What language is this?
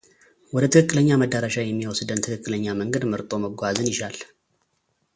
Amharic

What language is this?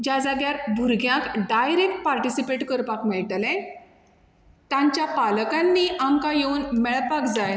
Konkani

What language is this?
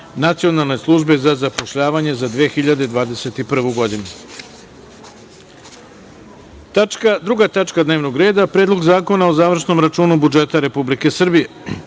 Serbian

